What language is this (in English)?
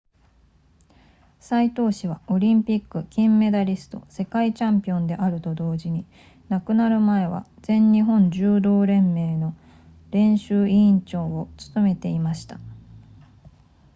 Japanese